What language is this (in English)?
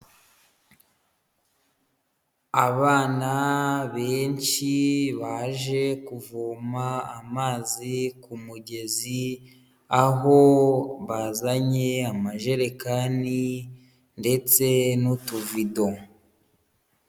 Kinyarwanda